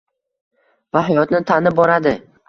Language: Uzbek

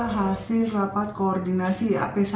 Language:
Indonesian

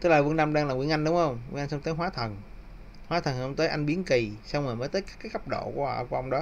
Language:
Vietnamese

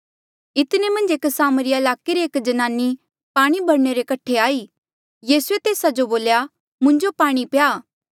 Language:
Mandeali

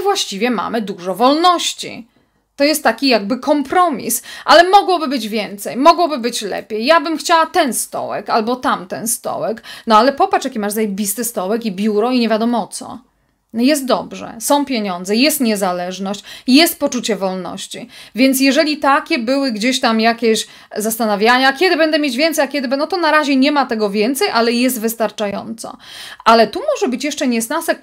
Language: Polish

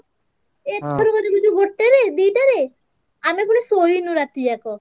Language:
Odia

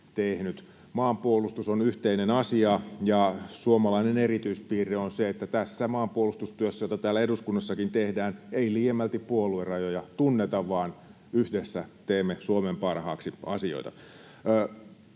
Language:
Finnish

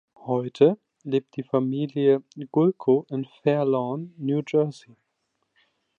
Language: German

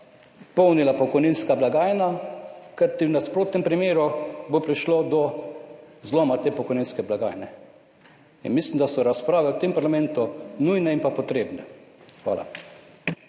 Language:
Slovenian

